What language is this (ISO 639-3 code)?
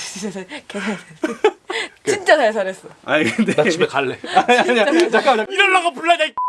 kor